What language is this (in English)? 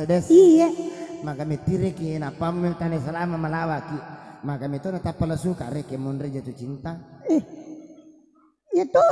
Indonesian